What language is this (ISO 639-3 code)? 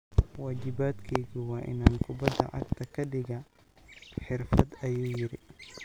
som